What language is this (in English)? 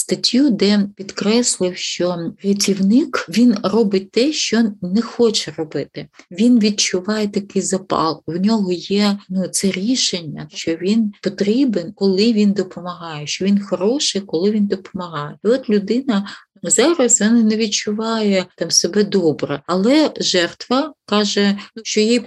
Ukrainian